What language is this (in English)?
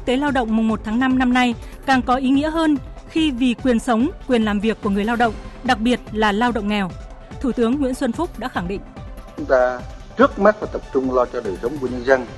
Vietnamese